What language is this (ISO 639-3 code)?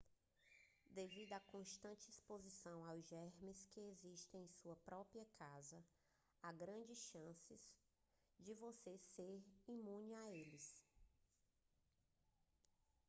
por